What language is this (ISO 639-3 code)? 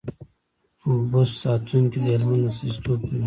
pus